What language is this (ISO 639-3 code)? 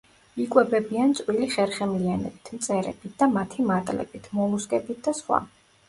kat